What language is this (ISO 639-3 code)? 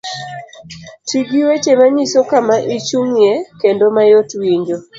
luo